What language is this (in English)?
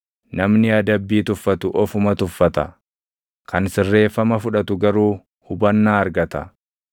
Oromo